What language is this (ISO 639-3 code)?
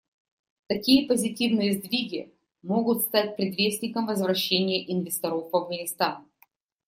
rus